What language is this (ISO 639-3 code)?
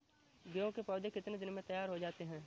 hin